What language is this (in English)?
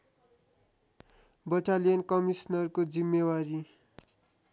Nepali